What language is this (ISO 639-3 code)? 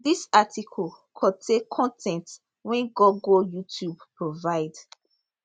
pcm